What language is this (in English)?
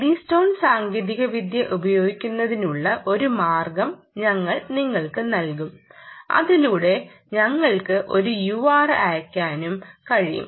Malayalam